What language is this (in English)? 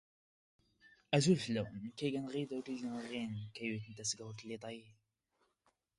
Standard Moroccan Tamazight